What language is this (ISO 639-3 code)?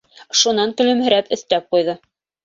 bak